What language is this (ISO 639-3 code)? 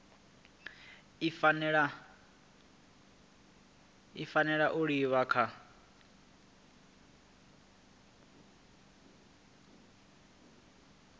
ven